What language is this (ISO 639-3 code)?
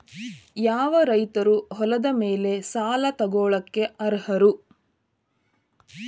kan